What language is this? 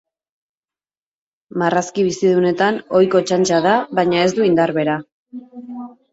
Basque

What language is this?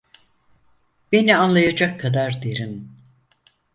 Turkish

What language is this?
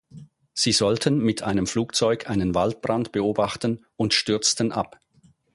German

